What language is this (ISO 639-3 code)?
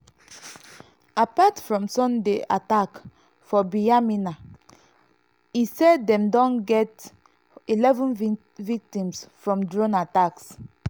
pcm